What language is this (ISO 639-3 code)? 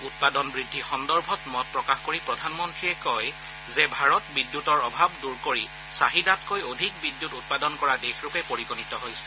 asm